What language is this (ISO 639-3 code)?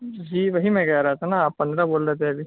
urd